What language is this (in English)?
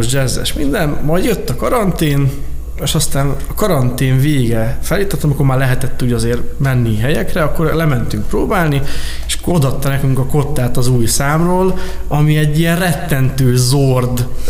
Hungarian